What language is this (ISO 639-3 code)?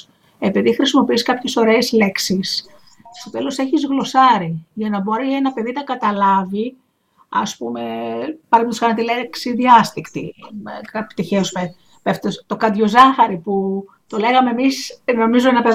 ell